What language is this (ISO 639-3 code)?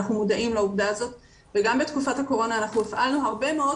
heb